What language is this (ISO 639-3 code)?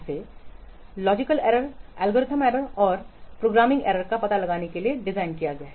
hin